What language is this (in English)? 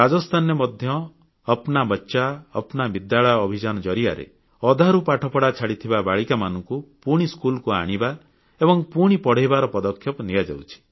Odia